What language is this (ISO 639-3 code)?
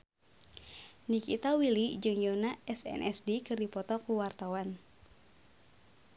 sun